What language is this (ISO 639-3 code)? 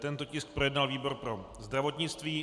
ces